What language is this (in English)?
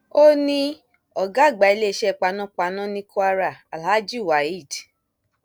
Yoruba